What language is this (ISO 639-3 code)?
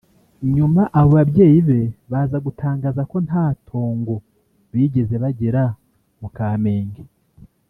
kin